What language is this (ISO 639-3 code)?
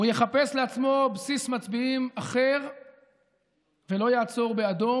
heb